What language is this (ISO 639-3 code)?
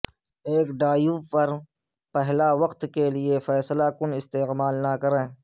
urd